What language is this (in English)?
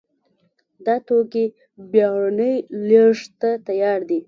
Pashto